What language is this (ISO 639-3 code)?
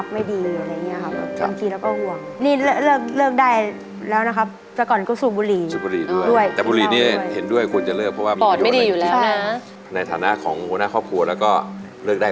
tha